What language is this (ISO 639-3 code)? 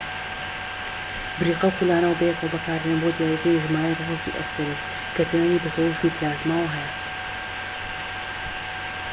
ckb